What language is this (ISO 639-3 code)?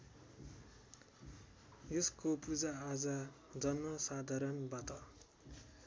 nep